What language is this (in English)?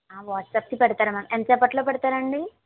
Telugu